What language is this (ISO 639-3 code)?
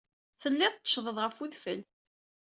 kab